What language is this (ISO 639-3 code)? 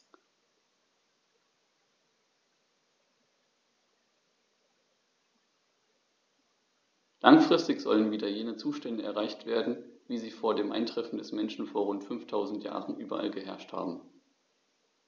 deu